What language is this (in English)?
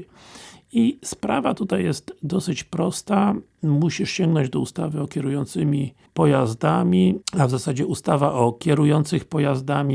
Polish